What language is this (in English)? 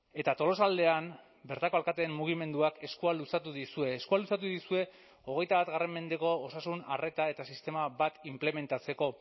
Basque